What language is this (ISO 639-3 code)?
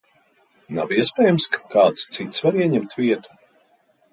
lav